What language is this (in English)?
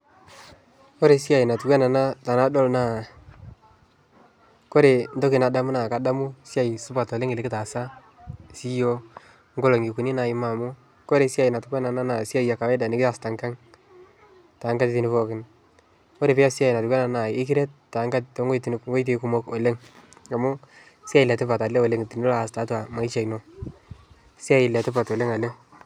Masai